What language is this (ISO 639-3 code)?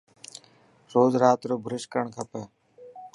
mki